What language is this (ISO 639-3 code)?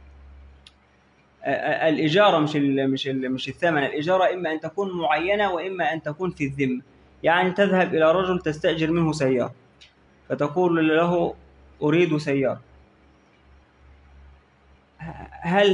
ara